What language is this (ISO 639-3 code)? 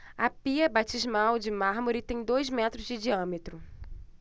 por